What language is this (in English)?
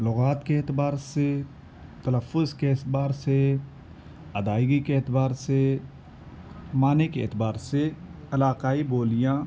Urdu